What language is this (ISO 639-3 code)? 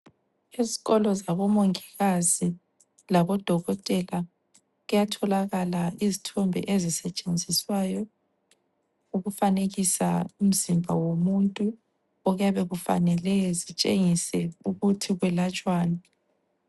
nde